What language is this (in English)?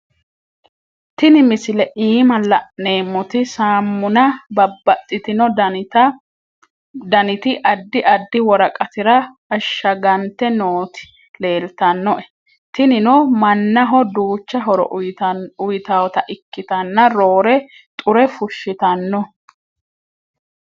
Sidamo